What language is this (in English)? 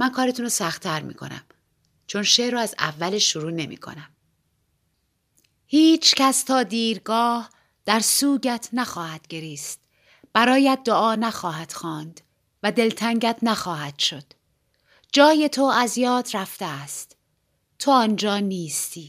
Persian